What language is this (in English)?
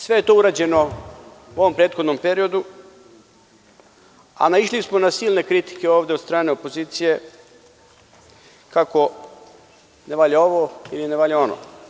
Serbian